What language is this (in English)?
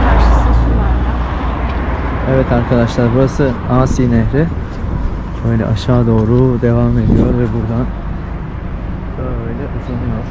Turkish